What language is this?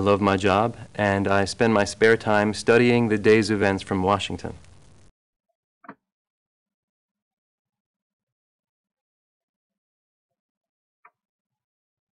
English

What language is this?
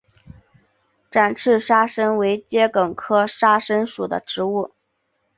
Chinese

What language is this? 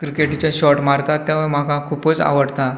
Konkani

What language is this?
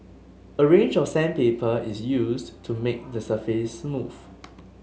English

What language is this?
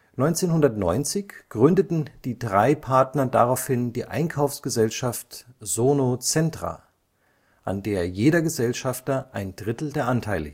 German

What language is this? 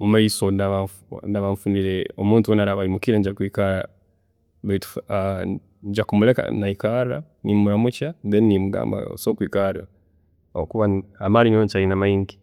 Tooro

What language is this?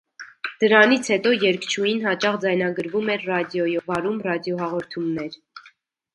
Armenian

